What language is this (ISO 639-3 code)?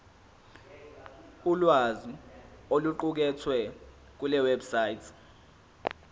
zul